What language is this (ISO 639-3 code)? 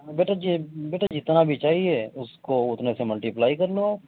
urd